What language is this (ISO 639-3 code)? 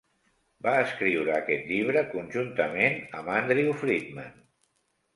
cat